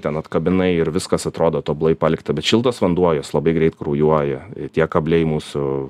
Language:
Lithuanian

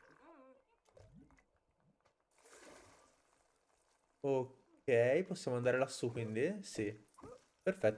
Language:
Italian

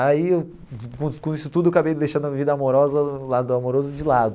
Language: Portuguese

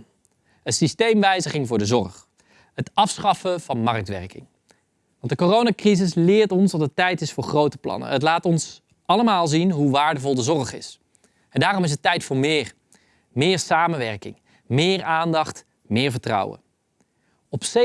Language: Dutch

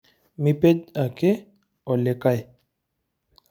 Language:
Masai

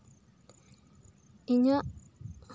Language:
Santali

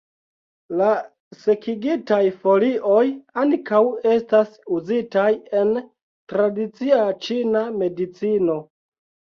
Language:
Esperanto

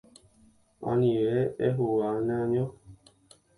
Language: Guarani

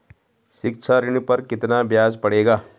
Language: Hindi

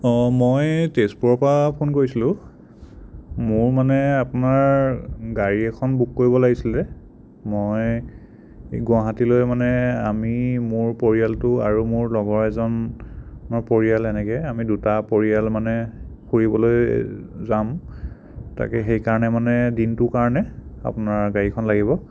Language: Assamese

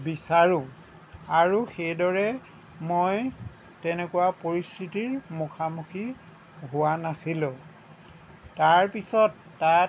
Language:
Assamese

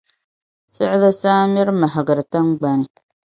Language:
Dagbani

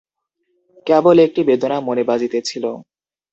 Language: Bangla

